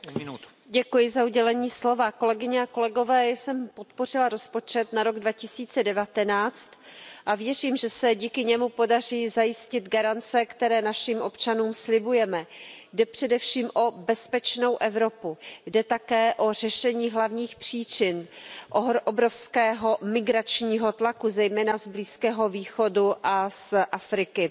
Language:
Czech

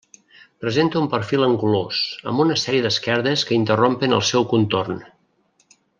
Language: Catalan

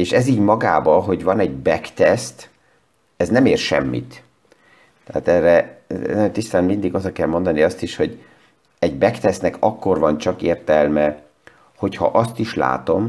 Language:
Hungarian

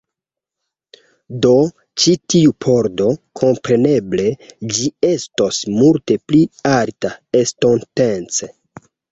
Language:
Esperanto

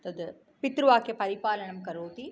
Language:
Sanskrit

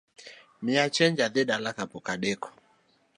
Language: Luo (Kenya and Tanzania)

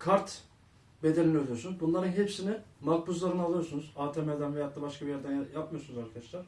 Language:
Turkish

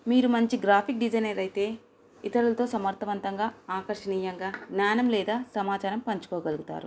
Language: Telugu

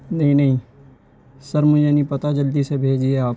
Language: Urdu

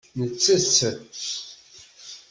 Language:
Kabyle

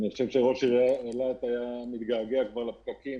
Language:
Hebrew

